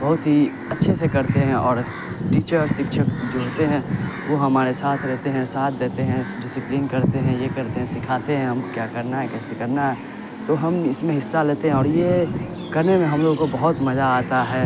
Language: Urdu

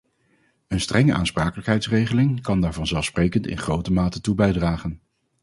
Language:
Dutch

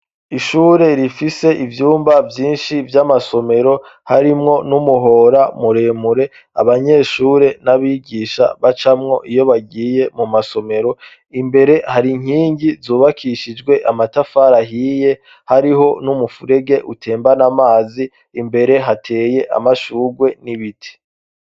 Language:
Rundi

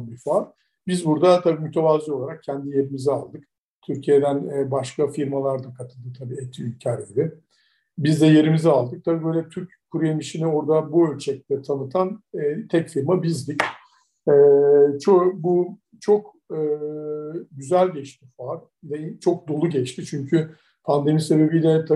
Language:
Turkish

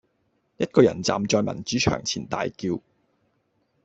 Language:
Cantonese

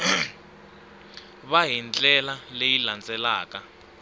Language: Tsonga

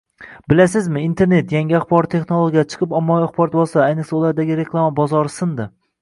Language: Uzbek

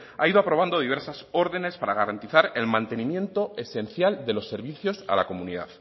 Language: Spanish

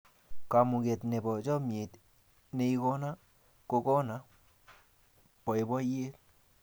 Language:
Kalenjin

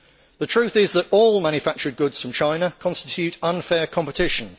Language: English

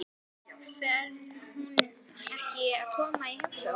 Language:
Icelandic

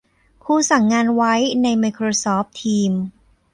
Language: Thai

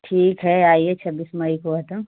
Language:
Hindi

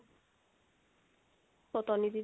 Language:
Punjabi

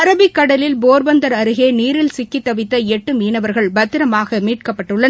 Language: Tamil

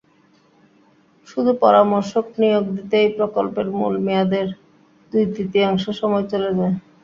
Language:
Bangla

